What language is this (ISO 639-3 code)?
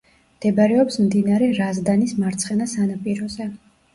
kat